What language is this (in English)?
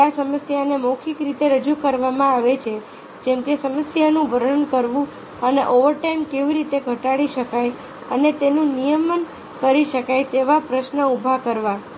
Gujarati